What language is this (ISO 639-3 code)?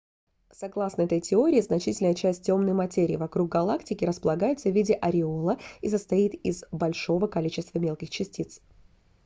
rus